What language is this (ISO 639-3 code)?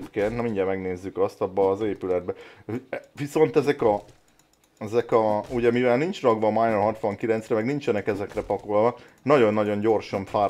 hun